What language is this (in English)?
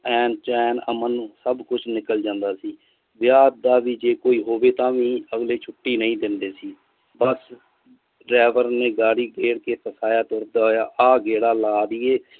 Punjabi